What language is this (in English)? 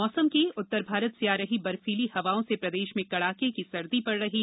Hindi